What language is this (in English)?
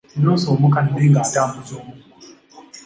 Ganda